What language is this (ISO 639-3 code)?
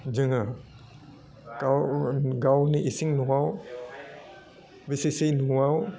brx